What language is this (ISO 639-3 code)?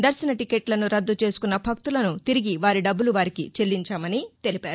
tel